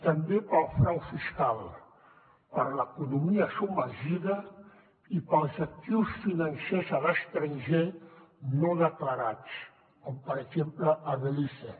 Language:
Catalan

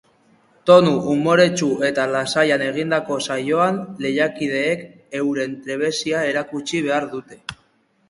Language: Basque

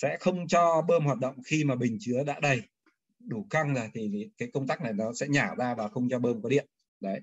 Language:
Vietnamese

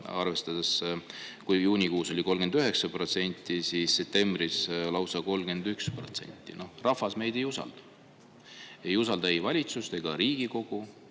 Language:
Estonian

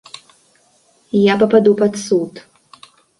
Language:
Belarusian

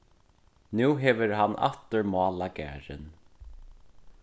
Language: Faroese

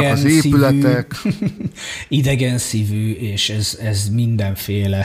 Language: Hungarian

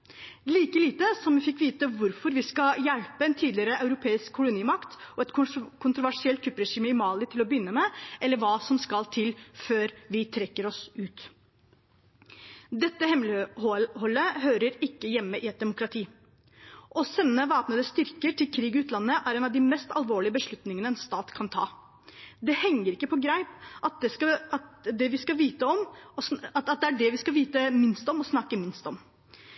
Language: Norwegian Bokmål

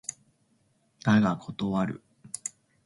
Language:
Japanese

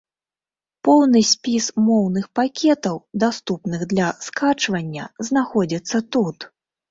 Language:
Belarusian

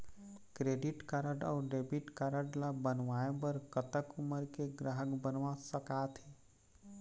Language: Chhattisgarhi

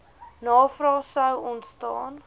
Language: Afrikaans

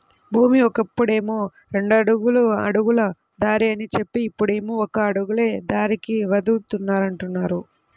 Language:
Telugu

